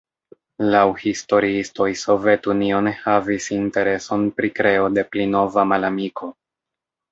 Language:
Esperanto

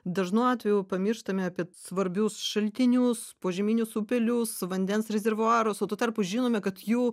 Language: Lithuanian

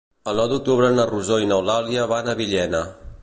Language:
Catalan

